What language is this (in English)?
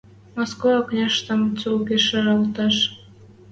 Western Mari